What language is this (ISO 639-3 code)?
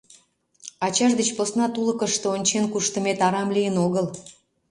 chm